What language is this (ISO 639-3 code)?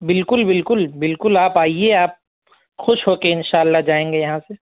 urd